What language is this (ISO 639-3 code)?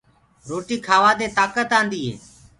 ggg